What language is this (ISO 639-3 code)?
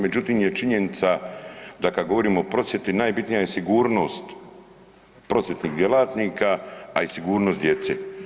hrv